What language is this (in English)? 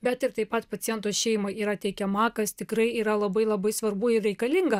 Lithuanian